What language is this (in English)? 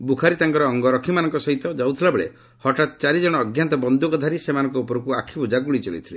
Odia